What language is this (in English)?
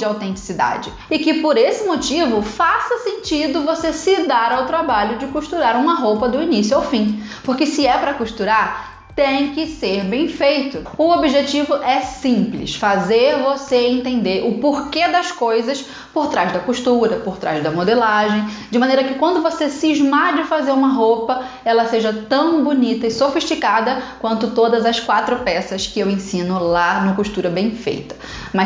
Portuguese